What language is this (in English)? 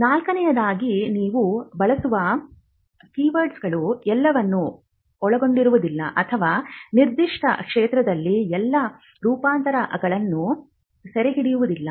Kannada